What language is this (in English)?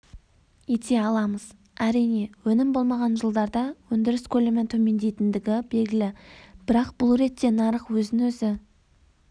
Kazakh